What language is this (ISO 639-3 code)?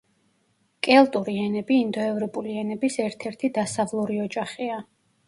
kat